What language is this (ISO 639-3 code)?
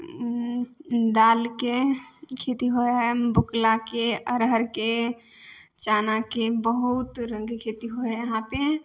mai